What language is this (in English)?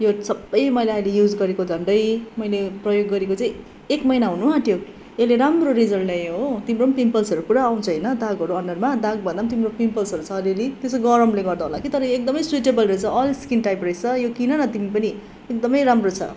Nepali